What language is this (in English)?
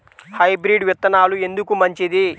Telugu